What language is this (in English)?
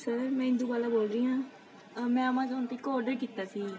Punjabi